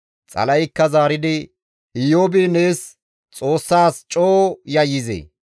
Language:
Gamo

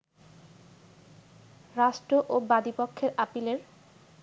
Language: Bangla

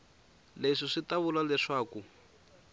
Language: Tsonga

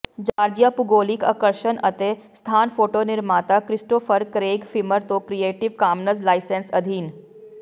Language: Punjabi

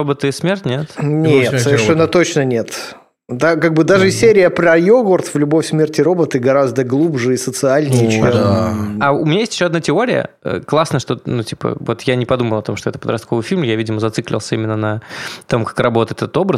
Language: Russian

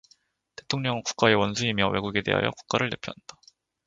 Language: Korean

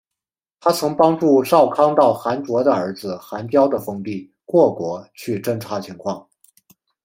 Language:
Chinese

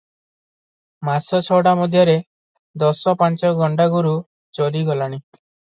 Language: Odia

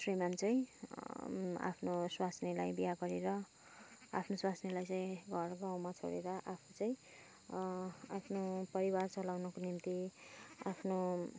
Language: Nepali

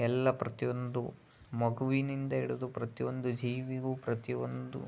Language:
Kannada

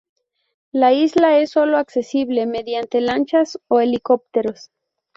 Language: Spanish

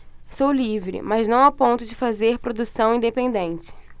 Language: Portuguese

